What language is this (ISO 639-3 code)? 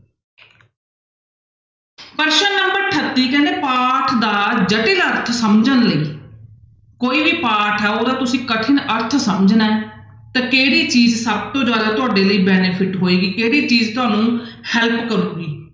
pan